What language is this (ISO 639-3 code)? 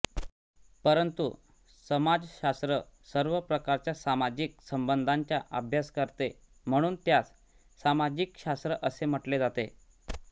mar